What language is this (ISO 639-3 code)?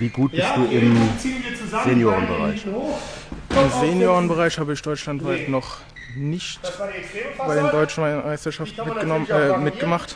deu